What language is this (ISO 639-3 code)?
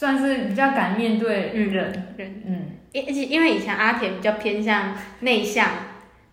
zho